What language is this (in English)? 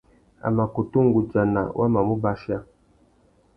Tuki